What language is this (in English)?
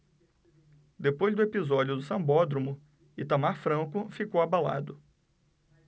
Portuguese